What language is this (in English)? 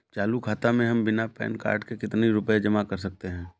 Hindi